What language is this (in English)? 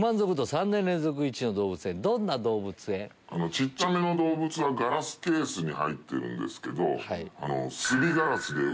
Japanese